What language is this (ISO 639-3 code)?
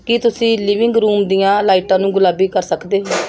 pan